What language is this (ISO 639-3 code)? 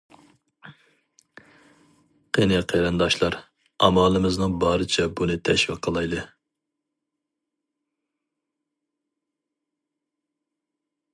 uig